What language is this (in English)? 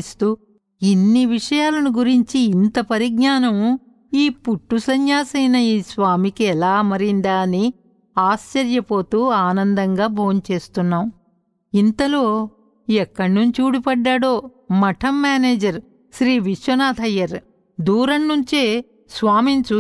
Telugu